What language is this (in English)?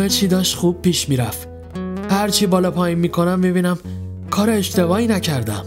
Persian